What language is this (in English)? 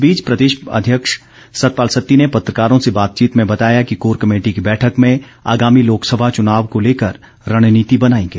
Hindi